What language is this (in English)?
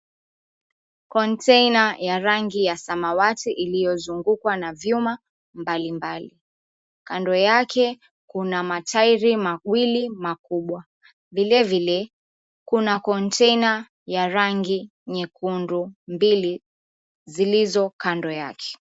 Swahili